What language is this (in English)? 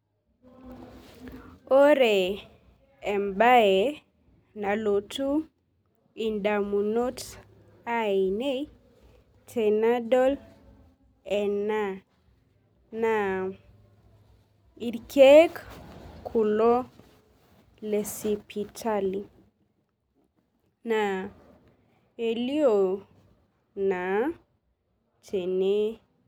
Masai